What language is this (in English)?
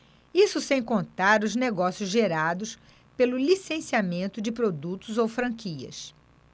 Portuguese